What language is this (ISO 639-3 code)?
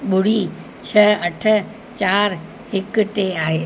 snd